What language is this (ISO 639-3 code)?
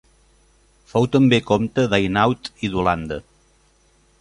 cat